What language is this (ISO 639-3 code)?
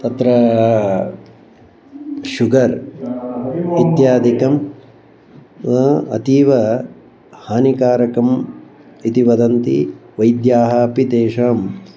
san